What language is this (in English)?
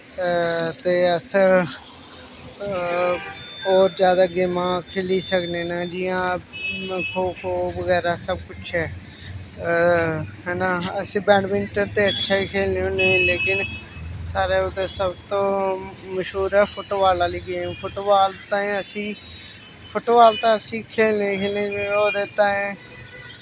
Dogri